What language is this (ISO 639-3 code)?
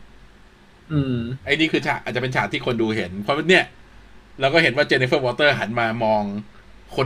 tha